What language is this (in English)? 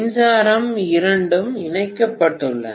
Tamil